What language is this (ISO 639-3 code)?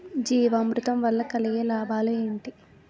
tel